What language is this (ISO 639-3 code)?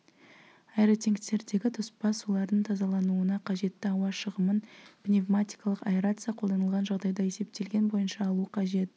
kaz